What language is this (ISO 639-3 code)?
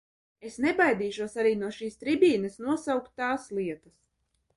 lav